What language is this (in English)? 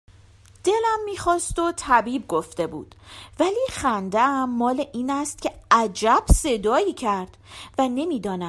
Persian